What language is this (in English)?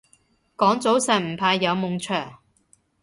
Cantonese